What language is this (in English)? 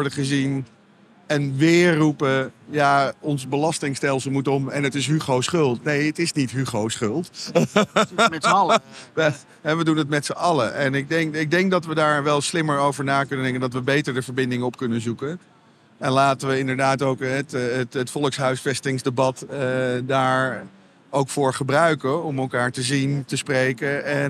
Dutch